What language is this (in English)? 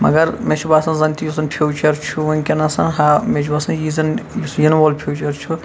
Kashmiri